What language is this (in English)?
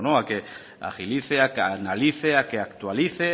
Spanish